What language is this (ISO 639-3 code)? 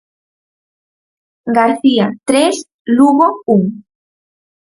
glg